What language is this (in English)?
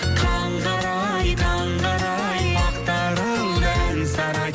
Kazakh